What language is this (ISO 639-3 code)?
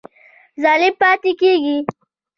pus